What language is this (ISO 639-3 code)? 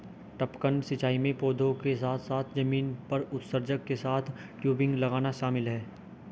hin